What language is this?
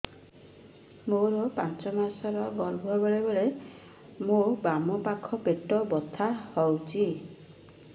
Odia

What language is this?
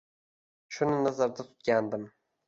Uzbek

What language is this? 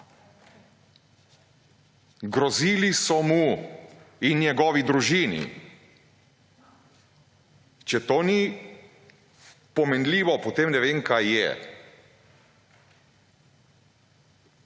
Slovenian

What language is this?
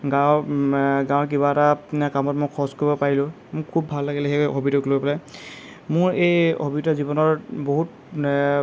Assamese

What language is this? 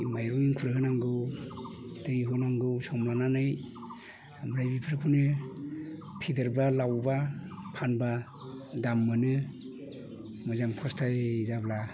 Bodo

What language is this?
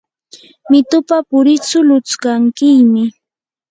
Yanahuanca Pasco Quechua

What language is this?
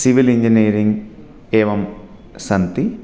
Sanskrit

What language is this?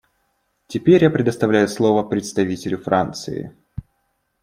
Russian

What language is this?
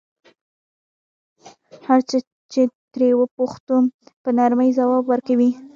Pashto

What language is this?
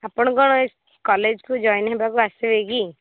Odia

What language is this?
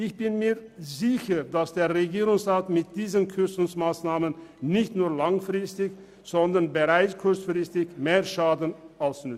Swiss German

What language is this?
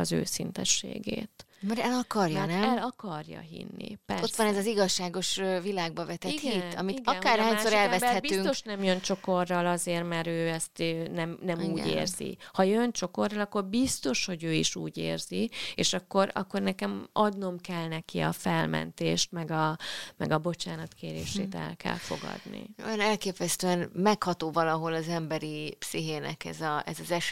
Hungarian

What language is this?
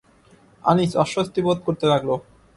Bangla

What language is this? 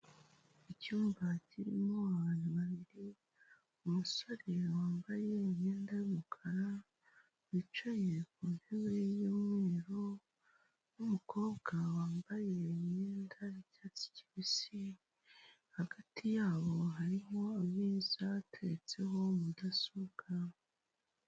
Kinyarwanda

